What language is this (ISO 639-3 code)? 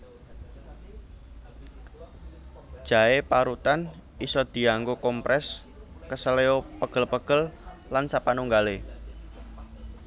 jav